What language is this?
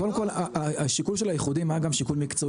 Hebrew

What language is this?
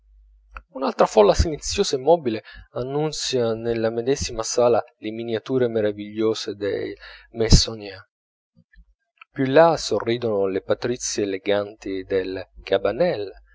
Italian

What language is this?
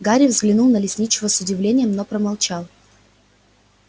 Russian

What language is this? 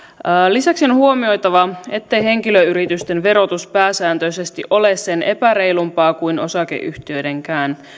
Finnish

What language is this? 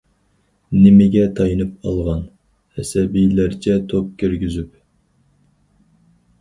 Uyghur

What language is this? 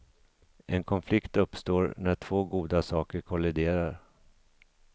Swedish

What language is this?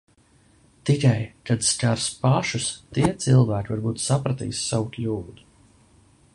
Latvian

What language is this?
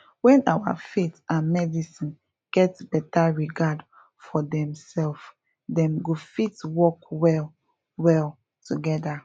Nigerian Pidgin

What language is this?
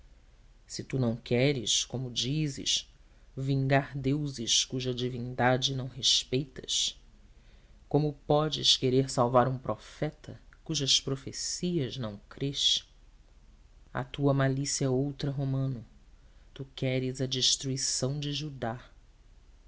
Portuguese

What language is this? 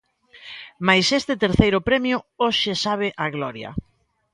Galician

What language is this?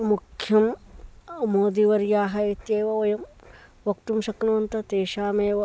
Sanskrit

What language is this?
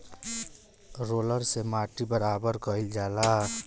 Bhojpuri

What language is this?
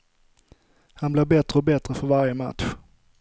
Swedish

